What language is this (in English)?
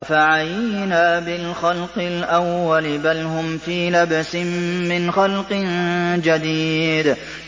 Arabic